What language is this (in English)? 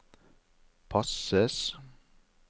Norwegian